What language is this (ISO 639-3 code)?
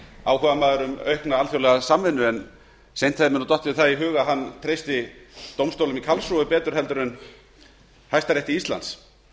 isl